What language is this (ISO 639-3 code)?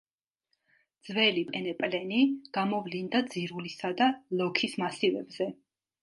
kat